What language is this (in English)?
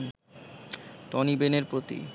Bangla